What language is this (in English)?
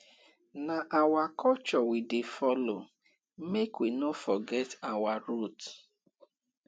Nigerian Pidgin